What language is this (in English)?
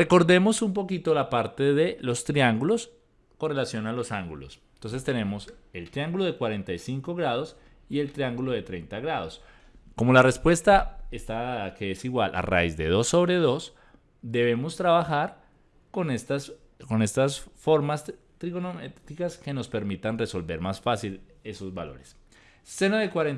Spanish